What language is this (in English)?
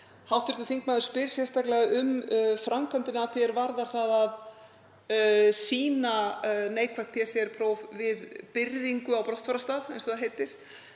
Icelandic